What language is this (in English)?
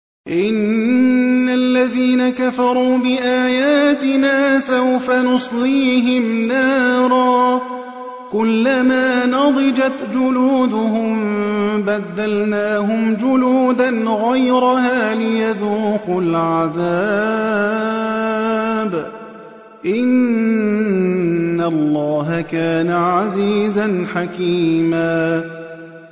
Arabic